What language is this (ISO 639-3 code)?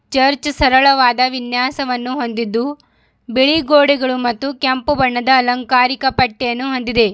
kan